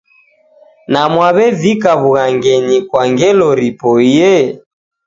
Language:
Taita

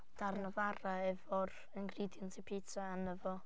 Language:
Welsh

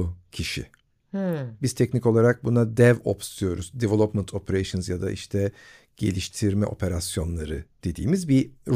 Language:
Turkish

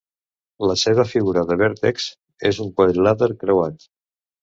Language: Catalan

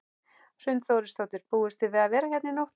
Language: Icelandic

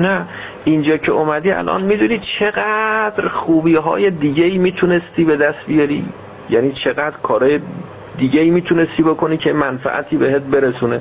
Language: Persian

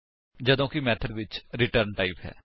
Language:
Punjabi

